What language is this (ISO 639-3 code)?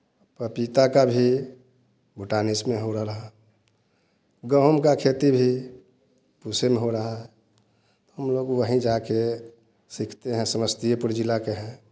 hin